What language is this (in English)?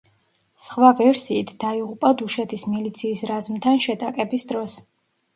Georgian